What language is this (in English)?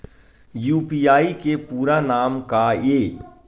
Chhattisgarhi